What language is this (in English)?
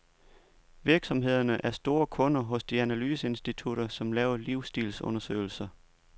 Danish